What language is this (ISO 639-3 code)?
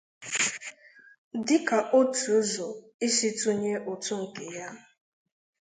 ibo